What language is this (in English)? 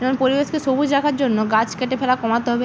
Bangla